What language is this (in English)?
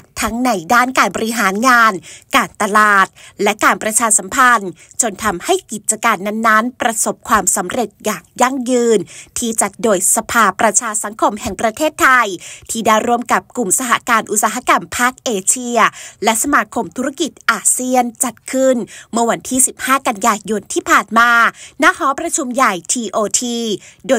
Thai